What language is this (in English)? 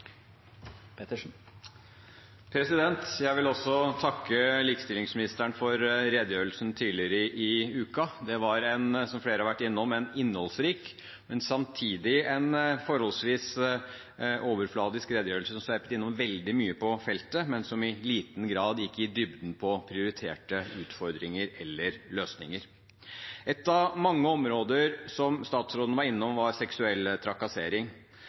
Norwegian Bokmål